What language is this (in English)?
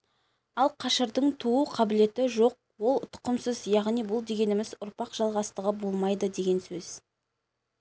Kazakh